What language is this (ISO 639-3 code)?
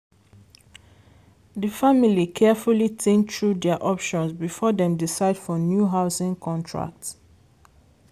pcm